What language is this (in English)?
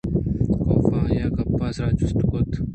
Eastern Balochi